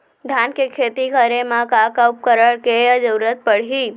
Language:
Chhattisgarhi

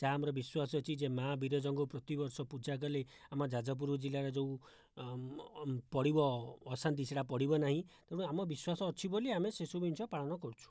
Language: Odia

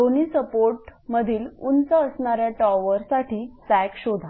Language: Marathi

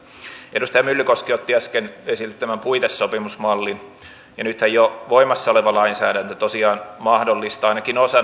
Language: Finnish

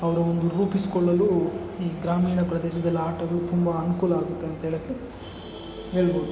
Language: Kannada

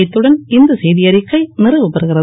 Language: Tamil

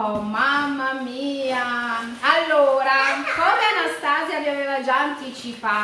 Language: Italian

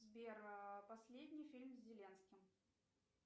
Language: Russian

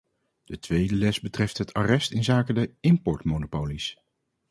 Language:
Dutch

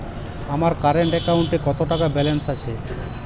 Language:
Bangla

